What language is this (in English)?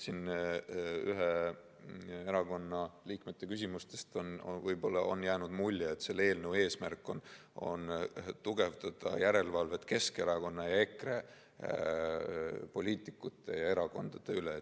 Estonian